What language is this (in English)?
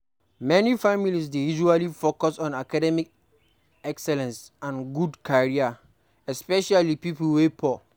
Nigerian Pidgin